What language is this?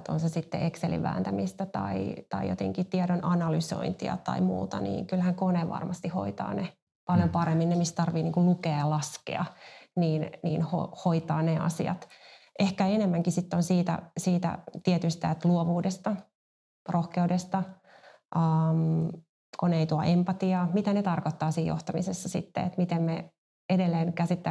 Finnish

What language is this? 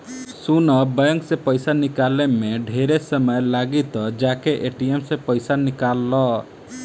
Bhojpuri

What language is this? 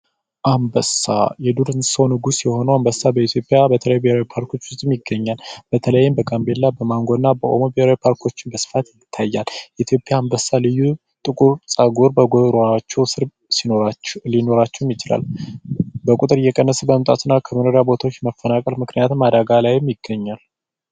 Amharic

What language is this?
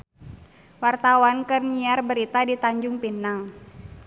Sundanese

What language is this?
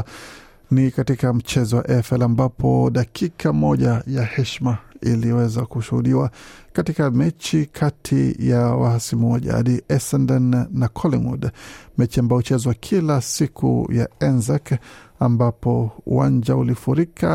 Swahili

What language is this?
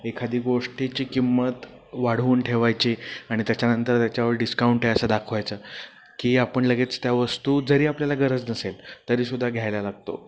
Marathi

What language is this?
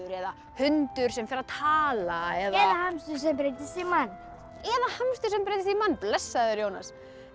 Icelandic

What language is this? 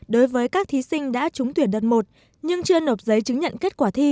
Vietnamese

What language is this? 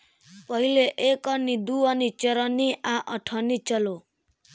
Bhojpuri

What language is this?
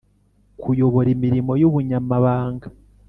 Kinyarwanda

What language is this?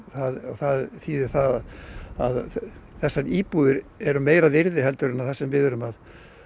Icelandic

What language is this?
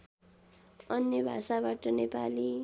Nepali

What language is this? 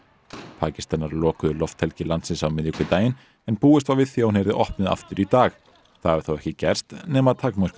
Icelandic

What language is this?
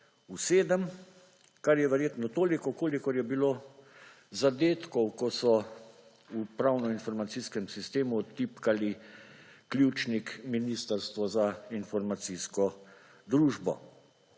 Slovenian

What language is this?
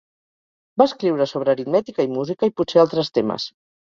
Catalan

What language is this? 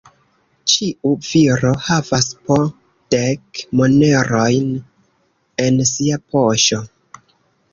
Esperanto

